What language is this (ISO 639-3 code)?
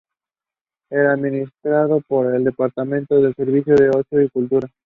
spa